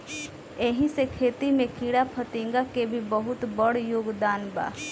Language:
Bhojpuri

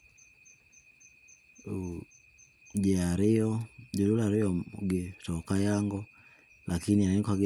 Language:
Luo (Kenya and Tanzania)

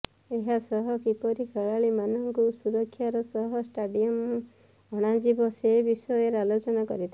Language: Odia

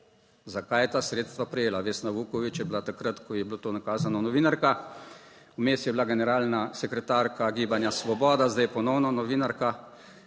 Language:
Slovenian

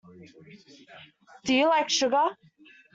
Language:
English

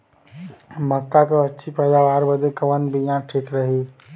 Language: Bhojpuri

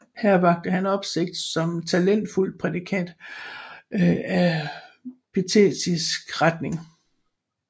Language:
Danish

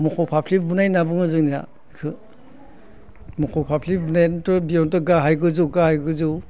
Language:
Bodo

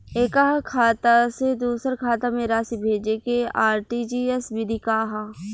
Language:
Bhojpuri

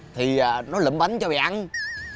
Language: Vietnamese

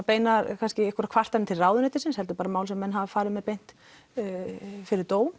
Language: Icelandic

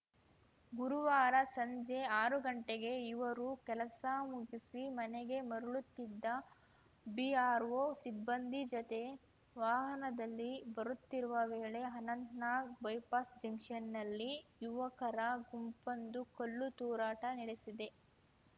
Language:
Kannada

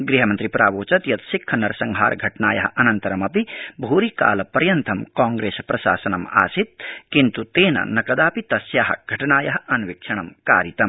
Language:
Sanskrit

